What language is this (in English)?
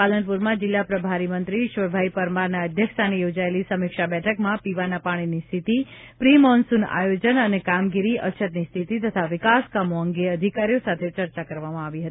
Gujarati